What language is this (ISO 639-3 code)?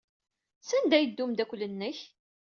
kab